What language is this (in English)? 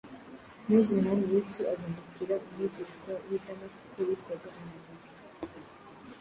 Kinyarwanda